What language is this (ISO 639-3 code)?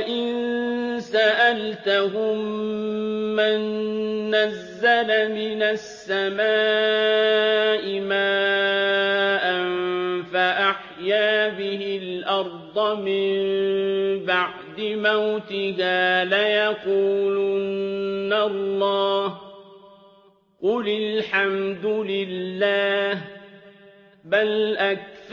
ara